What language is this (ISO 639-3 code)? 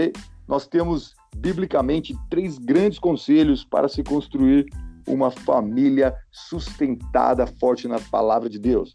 por